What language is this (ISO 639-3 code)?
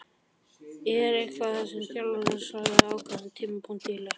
isl